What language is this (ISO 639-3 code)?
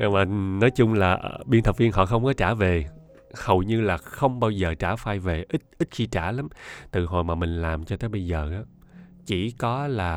vie